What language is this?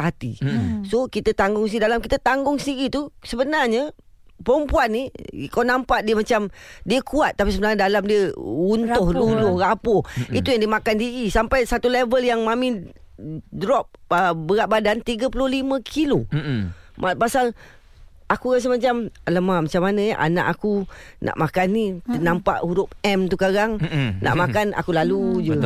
Malay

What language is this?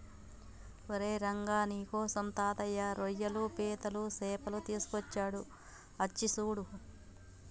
Telugu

